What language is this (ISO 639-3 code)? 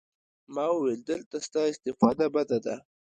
pus